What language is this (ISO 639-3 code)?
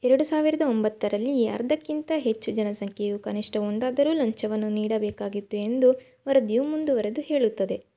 kan